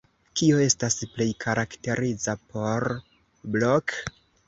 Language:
Esperanto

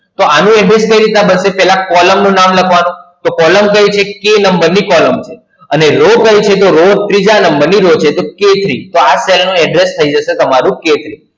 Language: Gujarati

